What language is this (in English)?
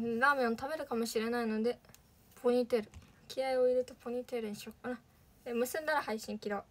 Japanese